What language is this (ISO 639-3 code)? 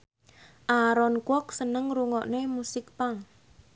jav